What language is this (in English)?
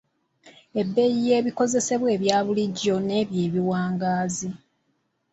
Ganda